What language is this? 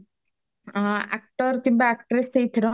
Odia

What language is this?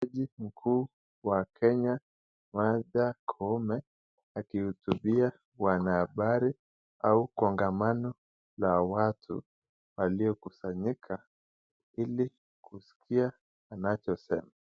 Swahili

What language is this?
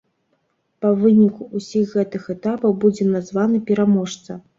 Belarusian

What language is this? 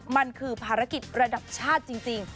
Thai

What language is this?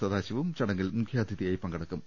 Malayalam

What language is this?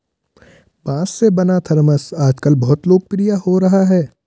Hindi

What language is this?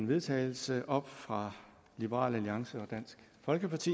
Danish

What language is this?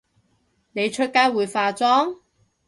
Cantonese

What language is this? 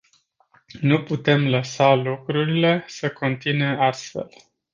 Romanian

